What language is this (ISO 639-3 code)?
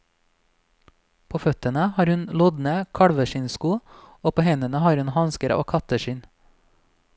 nor